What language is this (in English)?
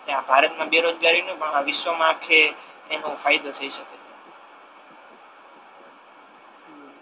Gujarati